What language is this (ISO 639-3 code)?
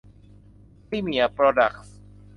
tha